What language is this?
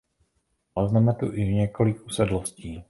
Czech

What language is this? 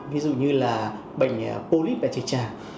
Vietnamese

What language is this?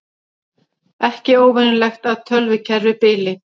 Icelandic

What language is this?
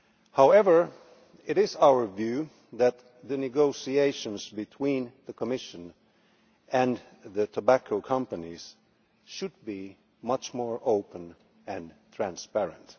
English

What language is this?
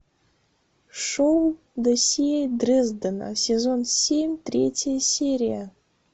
Russian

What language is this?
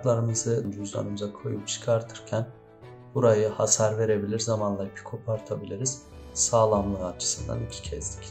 Turkish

